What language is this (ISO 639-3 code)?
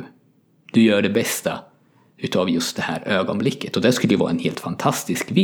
swe